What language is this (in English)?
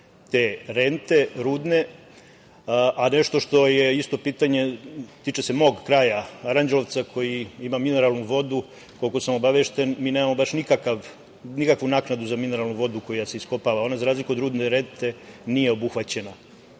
Serbian